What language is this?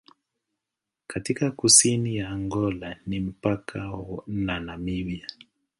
Swahili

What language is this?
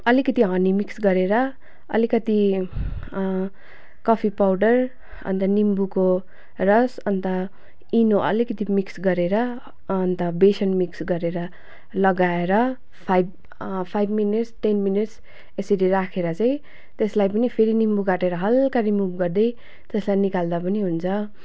Nepali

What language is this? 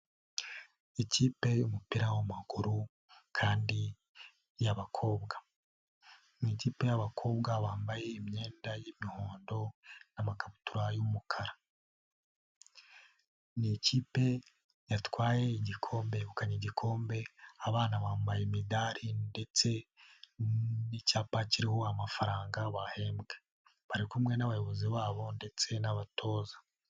Kinyarwanda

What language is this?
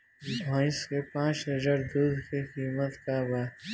Bhojpuri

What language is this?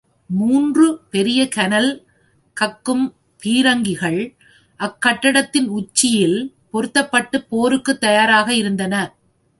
Tamil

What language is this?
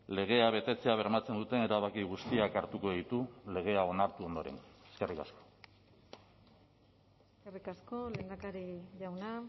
Basque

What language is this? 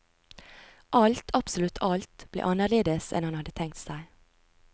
Norwegian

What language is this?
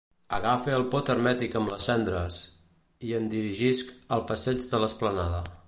Catalan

